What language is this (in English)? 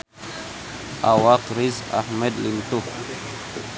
Sundanese